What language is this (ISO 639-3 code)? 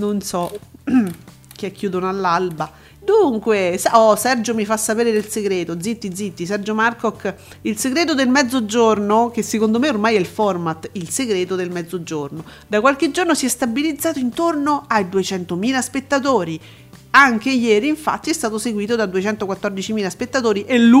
ita